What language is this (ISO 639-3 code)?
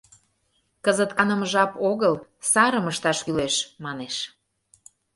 chm